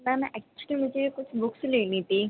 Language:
Urdu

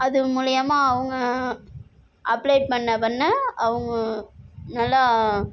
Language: Tamil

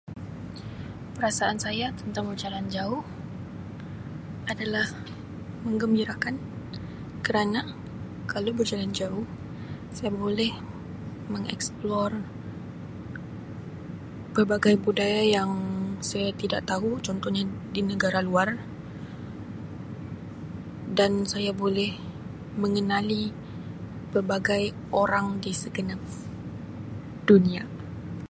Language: Sabah Malay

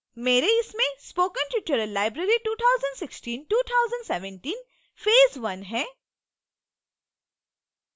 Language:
Hindi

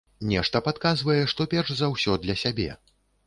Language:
Belarusian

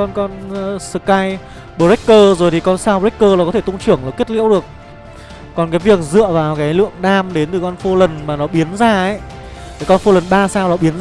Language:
Vietnamese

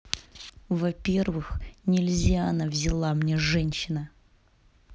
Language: Russian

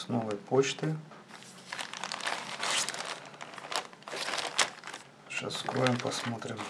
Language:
Russian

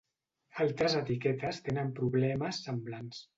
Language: Catalan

